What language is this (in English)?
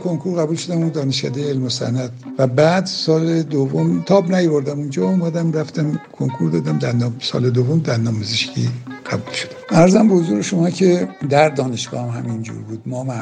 Persian